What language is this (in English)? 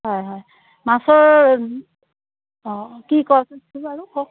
Assamese